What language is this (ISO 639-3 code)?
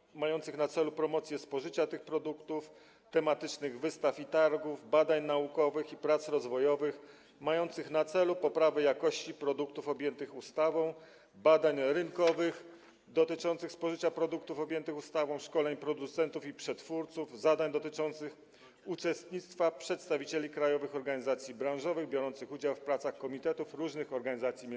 pol